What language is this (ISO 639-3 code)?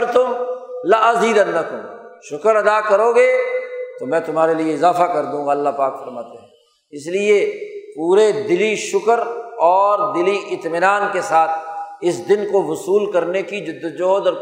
urd